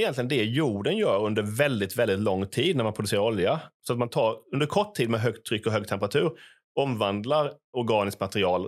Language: Swedish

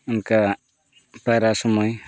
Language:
Santali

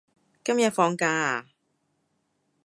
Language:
Cantonese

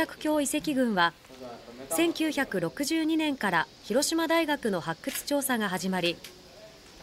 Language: Japanese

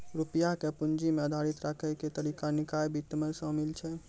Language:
Maithili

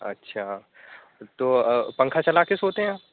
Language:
Urdu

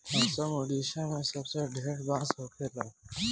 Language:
Bhojpuri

